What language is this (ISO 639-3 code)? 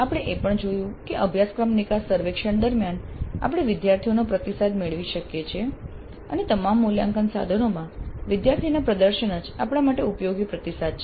guj